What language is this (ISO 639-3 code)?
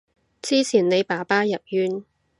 yue